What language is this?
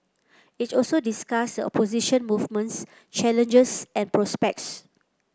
English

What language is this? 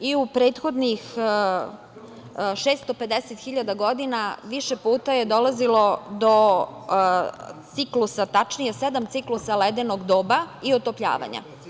Serbian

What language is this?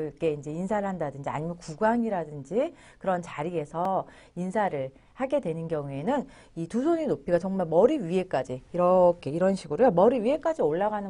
Korean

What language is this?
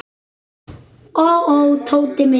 Icelandic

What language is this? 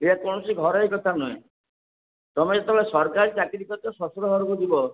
Odia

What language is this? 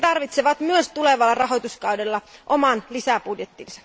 Finnish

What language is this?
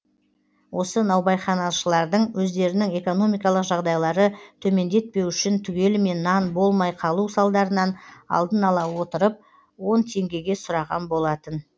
Kazakh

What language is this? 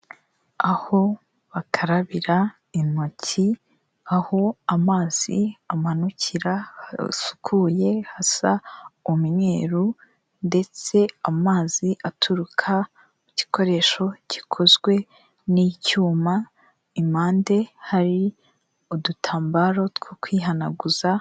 Kinyarwanda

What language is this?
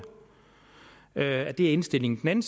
Danish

